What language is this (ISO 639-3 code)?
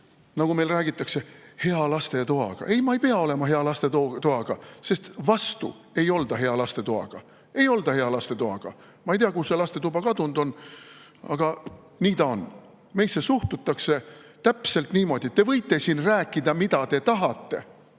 est